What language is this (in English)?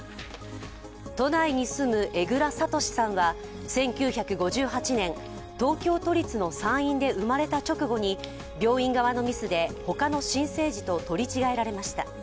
Japanese